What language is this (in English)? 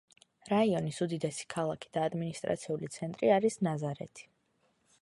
Georgian